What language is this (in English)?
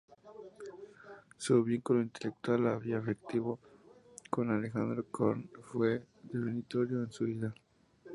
Spanish